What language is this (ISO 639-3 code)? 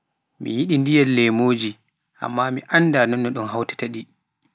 fuf